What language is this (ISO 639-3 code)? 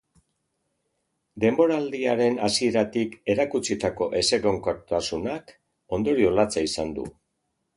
eus